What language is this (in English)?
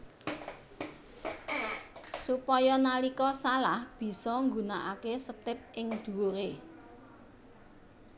Javanese